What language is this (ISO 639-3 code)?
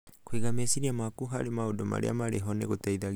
kik